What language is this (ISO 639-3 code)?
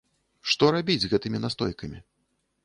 bel